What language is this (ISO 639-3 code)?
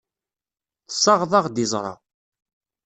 kab